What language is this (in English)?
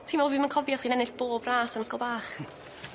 Welsh